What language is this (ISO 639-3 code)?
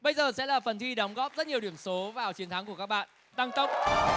vie